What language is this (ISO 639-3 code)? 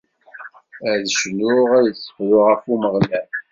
kab